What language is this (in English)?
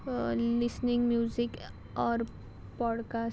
Konkani